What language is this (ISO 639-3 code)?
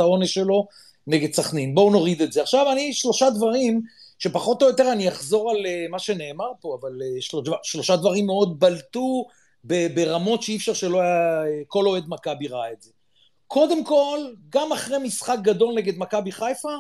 heb